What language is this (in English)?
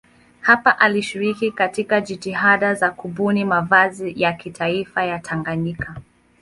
Swahili